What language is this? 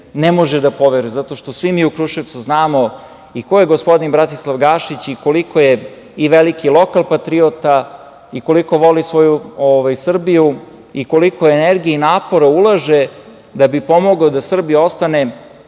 Serbian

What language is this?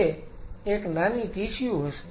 Gujarati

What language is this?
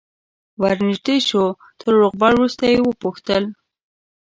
Pashto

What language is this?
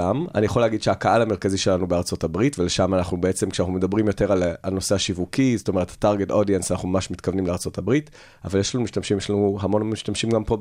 Hebrew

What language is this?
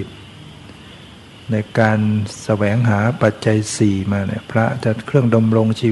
Thai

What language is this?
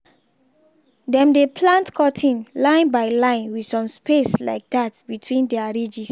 Nigerian Pidgin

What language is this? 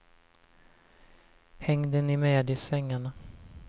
Swedish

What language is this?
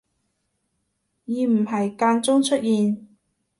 Cantonese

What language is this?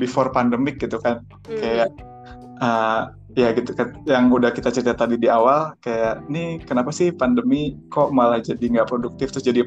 Indonesian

